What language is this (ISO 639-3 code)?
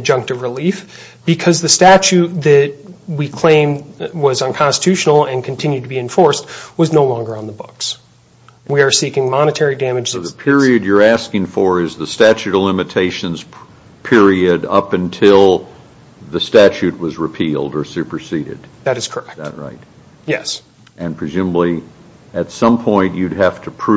eng